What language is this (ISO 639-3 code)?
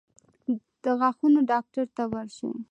pus